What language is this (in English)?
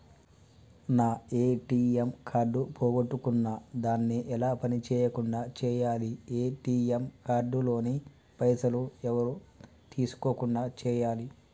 Telugu